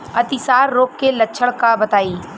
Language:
Bhojpuri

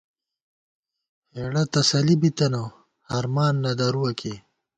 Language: Gawar-Bati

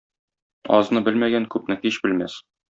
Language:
Tatar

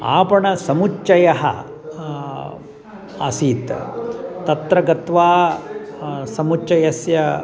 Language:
Sanskrit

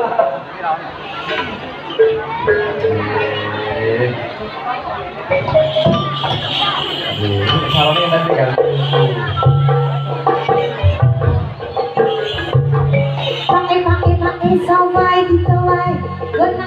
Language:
Indonesian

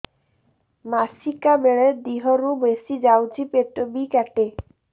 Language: Odia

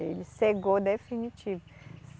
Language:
Portuguese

